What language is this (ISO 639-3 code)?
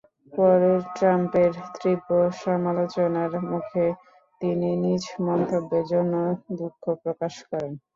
ben